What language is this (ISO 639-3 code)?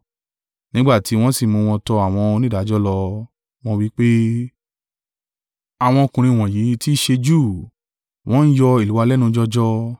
yor